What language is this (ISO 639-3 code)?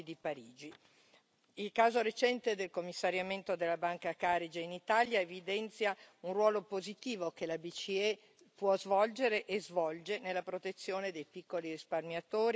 ita